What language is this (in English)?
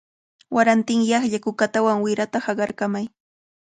Cajatambo North Lima Quechua